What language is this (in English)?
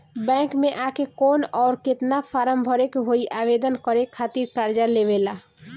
Bhojpuri